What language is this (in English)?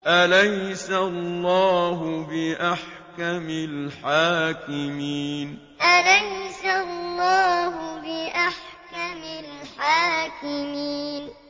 Arabic